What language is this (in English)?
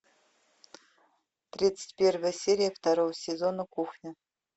Russian